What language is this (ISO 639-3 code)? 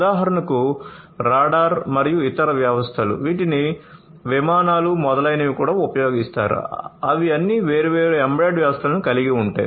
tel